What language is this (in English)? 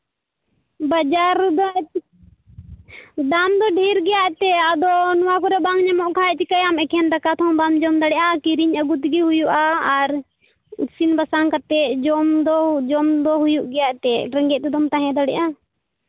Santali